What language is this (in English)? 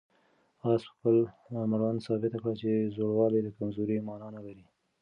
Pashto